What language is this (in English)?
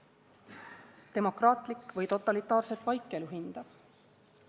Estonian